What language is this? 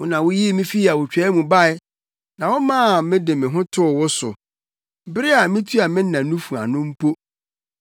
Akan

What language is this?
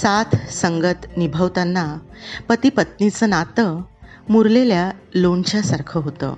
Marathi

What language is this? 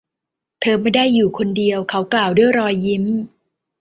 Thai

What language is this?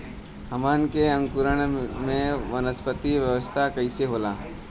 Bhojpuri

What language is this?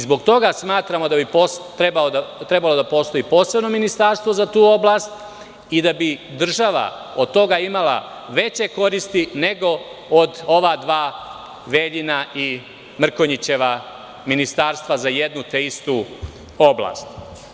Serbian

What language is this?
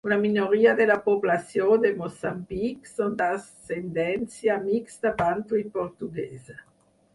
Catalan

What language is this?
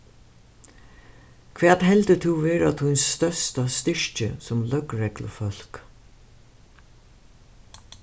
Faroese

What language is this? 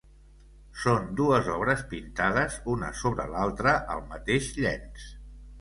Catalan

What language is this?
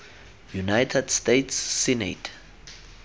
Tswana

